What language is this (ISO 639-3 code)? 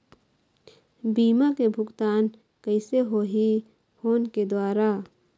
hne